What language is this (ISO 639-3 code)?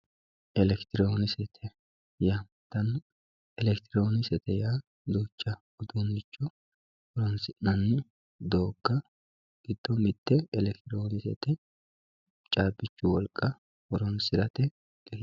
sid